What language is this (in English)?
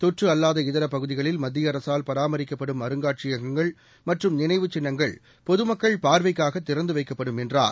Tamil